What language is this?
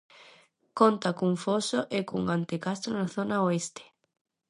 Galician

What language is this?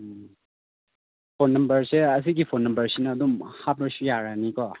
Manipuri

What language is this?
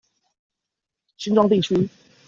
Chinese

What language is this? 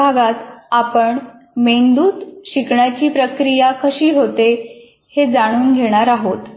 Marathi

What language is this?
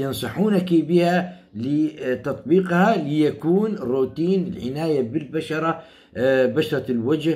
Arabic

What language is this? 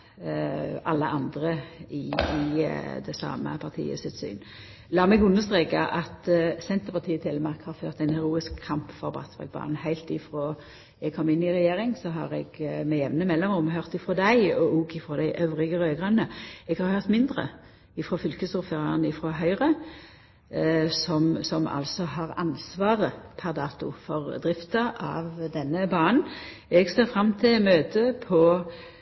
Norwegian Nynorsk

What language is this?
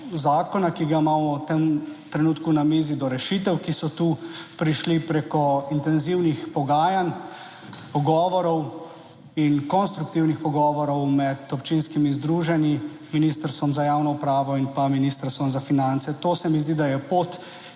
Slovenian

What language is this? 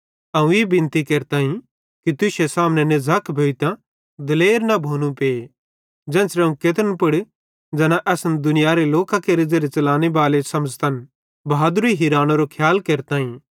Bhadrawahi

